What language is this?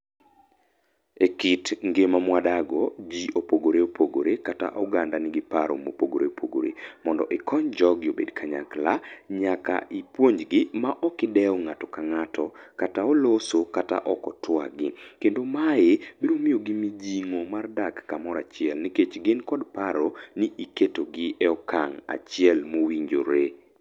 Luo (Kenya and Tanzania)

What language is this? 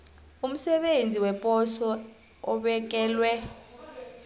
South Ndebele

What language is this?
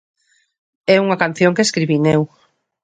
Galician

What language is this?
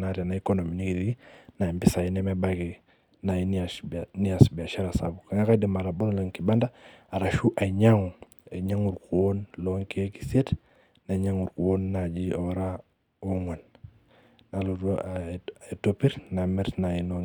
Masai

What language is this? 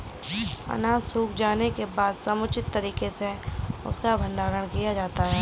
Hindi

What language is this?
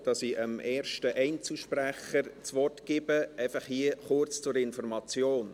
Swiss German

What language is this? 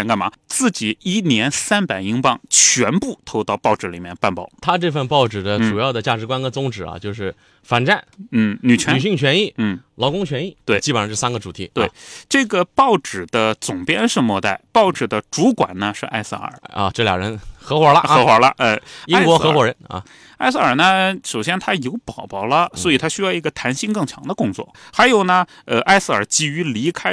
Chinese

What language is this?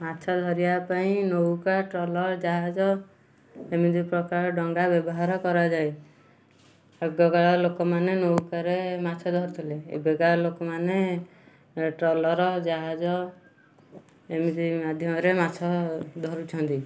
Odia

